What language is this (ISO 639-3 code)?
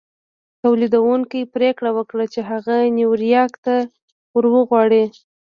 pus